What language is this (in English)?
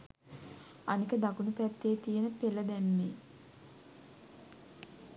Sinhala